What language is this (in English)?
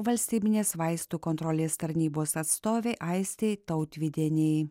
Lithuanian